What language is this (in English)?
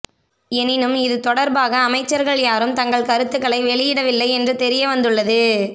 Tamil